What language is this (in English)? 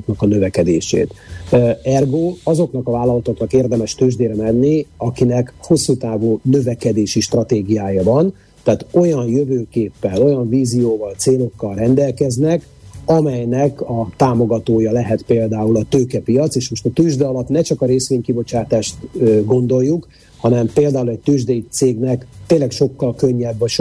Hungarian